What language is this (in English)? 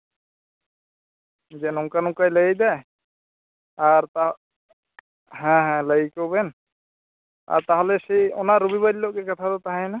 Santali